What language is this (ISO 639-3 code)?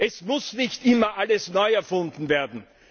deu